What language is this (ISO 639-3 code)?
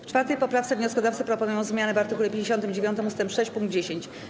pol